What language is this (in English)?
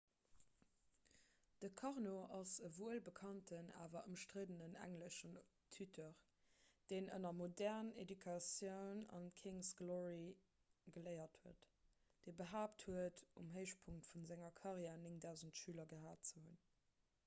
Luxembourgish